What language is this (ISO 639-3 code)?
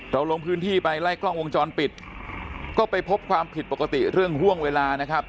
tha